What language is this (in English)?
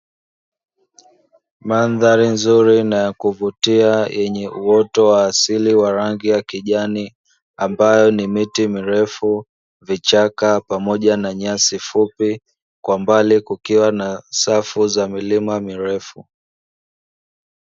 Swahili